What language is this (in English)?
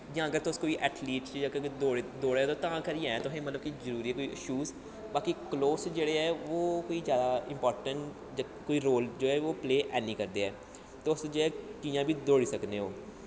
Dogri